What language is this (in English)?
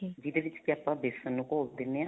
Punjabi